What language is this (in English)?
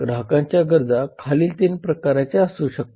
Marathi